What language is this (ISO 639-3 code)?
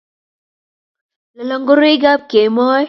kln